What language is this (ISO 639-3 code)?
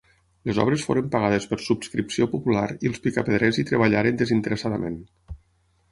cat